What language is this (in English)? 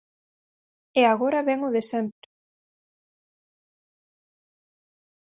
Galician